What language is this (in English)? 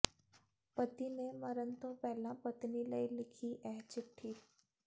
Punjabi